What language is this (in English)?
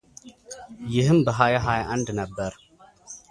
Amharic